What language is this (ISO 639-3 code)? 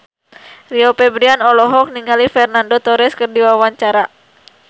sun